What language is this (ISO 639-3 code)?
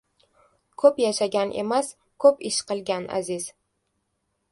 uzb